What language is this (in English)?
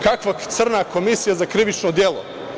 Serbian